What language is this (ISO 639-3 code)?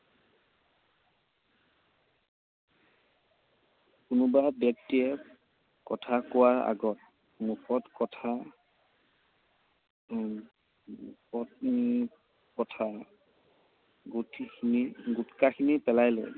asm